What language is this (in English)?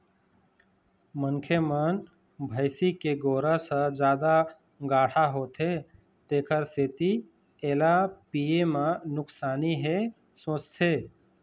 Chhattisgarhi